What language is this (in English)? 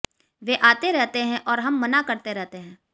Hindi